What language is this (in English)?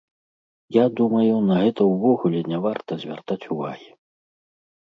Belarusian